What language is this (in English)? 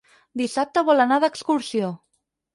Catalan